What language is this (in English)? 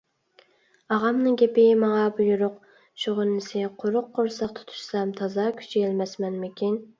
Uyghur